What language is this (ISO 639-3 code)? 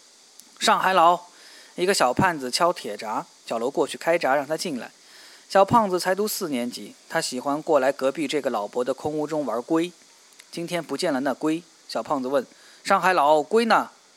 zho